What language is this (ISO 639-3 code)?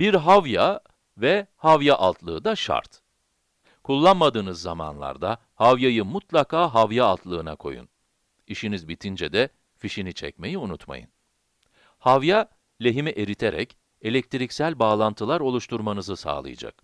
tur